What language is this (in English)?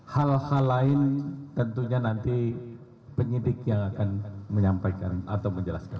Indonesian